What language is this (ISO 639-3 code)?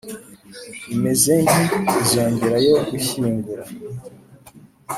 kin